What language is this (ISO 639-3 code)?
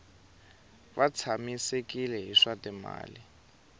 tso